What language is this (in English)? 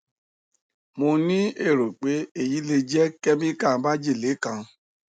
Yoruba